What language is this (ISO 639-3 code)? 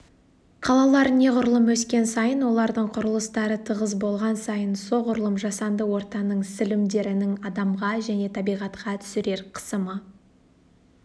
kaz